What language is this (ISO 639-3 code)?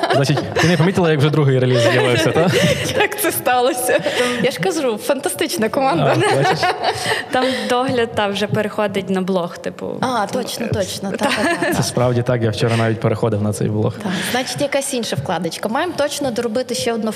ukr